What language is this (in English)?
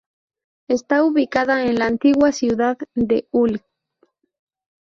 Spanish